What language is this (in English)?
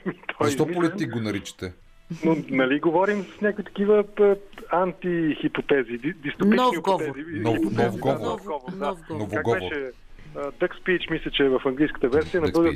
Bulgarian